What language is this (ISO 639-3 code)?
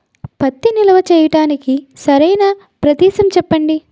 tel